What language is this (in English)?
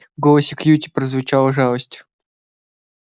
Russian